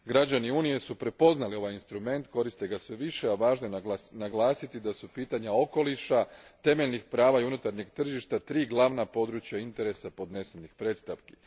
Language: Croatian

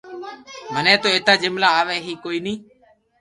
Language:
Loarki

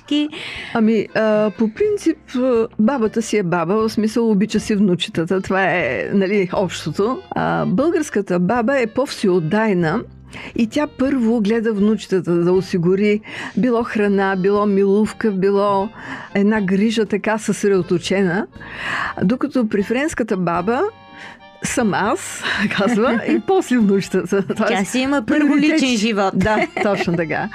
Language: Bulgarian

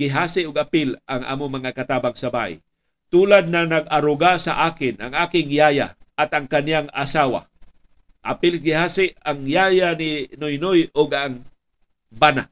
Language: Filipino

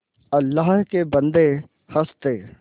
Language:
Hindi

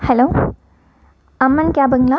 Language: Tamil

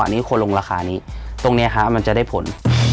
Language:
Thai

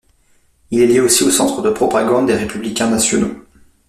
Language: French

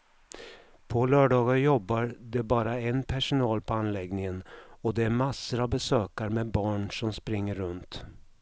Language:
Swedish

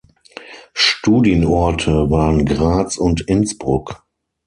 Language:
German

